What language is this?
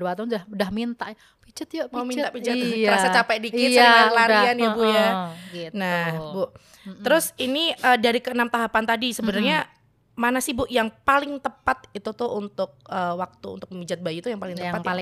Indonesian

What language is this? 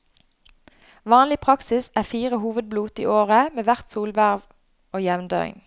Norwegian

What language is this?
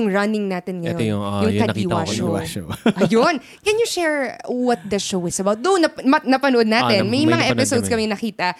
Filipino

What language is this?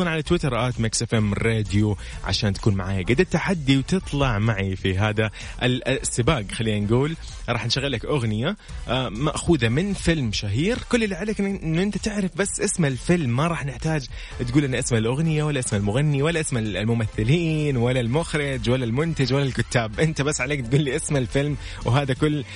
Arabic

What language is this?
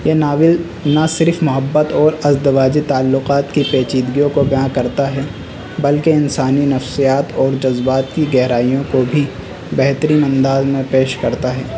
Urdu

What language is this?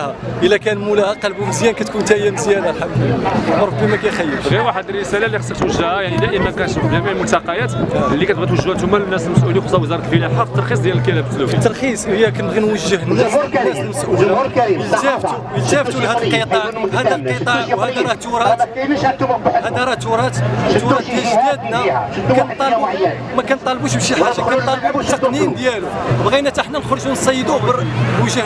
Arabic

